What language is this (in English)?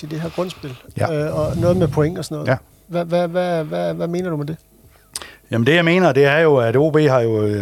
Danish